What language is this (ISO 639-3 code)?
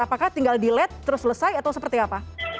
ind